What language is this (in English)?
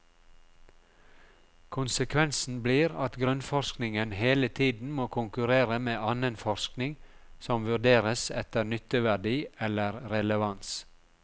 Norwegian